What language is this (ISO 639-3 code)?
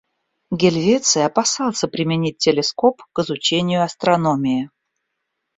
rus